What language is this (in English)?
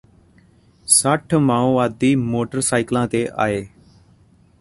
Punjabi